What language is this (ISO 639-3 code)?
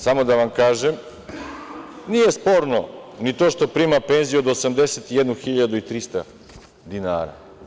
srp